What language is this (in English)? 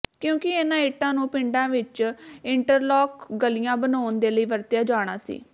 Punjabi